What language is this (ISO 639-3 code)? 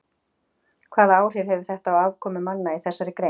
isl